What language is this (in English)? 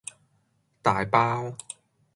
Cantonese